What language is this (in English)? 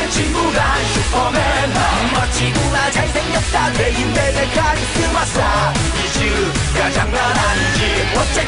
Korean